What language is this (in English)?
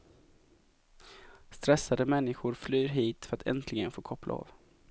Swedish